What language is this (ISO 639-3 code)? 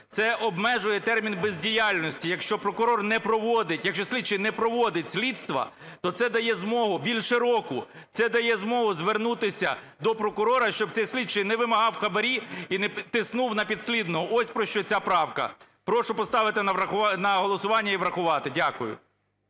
ukr